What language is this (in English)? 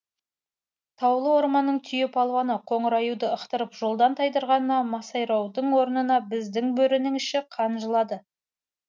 Kazakh